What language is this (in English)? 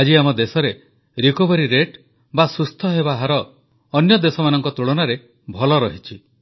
Odia